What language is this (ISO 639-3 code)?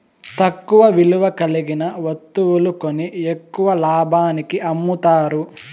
tel